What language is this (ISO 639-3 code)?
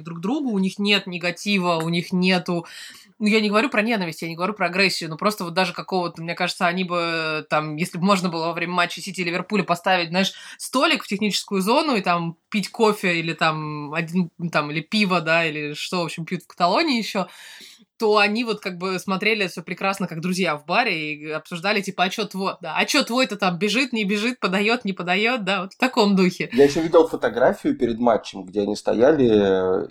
rus